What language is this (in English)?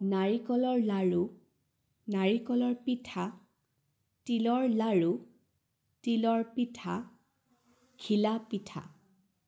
Assamese